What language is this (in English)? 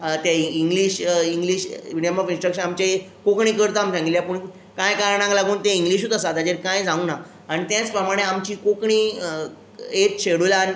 Konkani